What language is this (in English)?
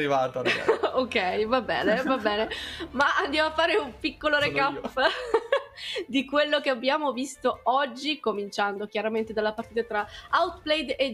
Italian